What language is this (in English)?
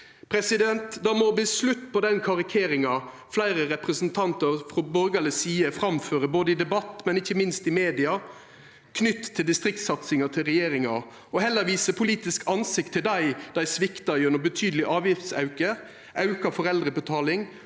Norwegian